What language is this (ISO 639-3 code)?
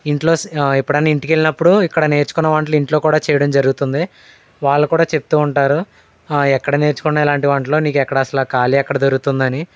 tel